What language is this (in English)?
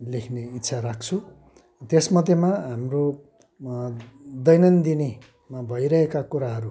Nepali